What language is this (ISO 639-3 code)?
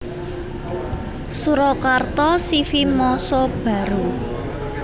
jav